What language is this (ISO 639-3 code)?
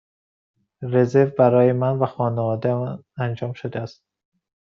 fas